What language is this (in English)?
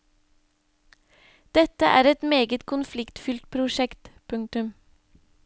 Norwegian